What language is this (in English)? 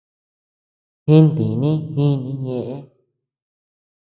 Tepeuxila Cuicatec